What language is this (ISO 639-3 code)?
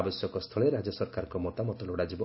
ori